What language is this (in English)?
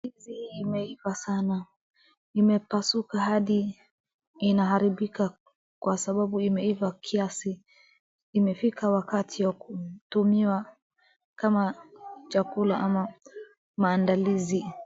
Swahili